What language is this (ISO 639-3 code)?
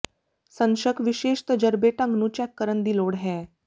pan